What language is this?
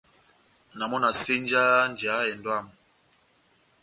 Batanga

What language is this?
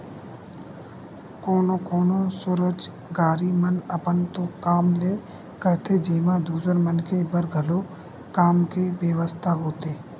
Chhattisgarhi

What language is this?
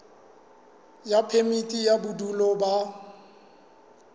Southern Sotho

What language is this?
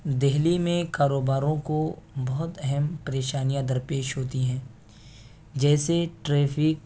Urdu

